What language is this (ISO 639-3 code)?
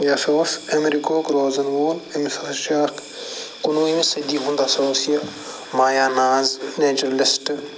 kas